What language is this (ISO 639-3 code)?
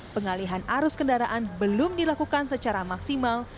ind